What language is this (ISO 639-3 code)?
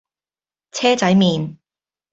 yue